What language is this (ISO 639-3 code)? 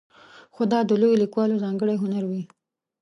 pus